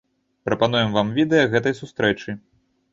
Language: Belarusian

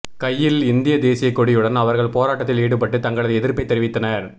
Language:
Tamil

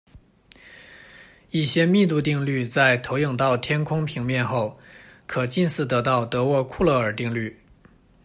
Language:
Chinese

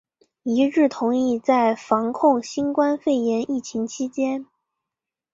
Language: Chinese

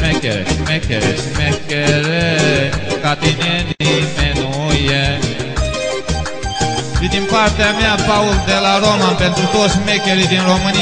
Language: Arabic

